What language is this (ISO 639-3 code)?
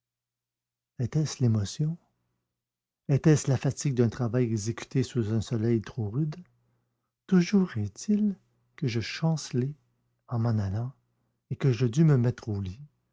fra